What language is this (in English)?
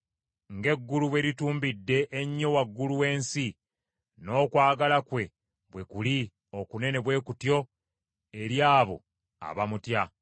Ganda